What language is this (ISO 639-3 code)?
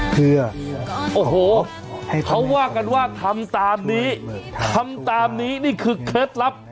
tha